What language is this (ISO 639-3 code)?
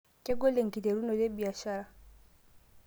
mas